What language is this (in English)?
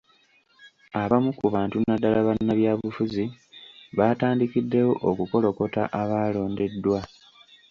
Ganda